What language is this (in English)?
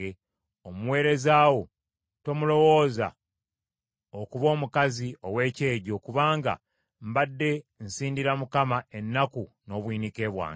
Ganda